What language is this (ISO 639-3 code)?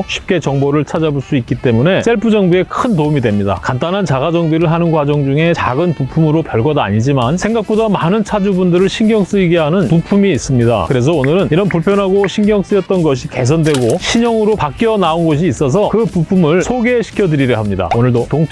kor